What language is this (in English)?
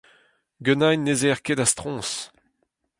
Breton